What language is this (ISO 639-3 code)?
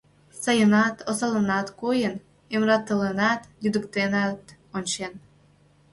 chm